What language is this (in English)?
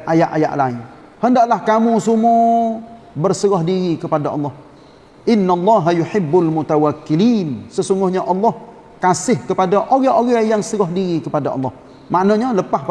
Malay